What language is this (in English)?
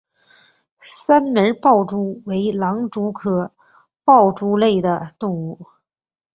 Chinese